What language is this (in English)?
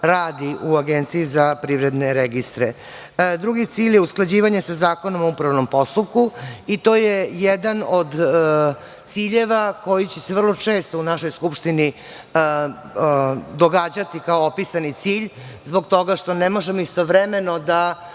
Serbian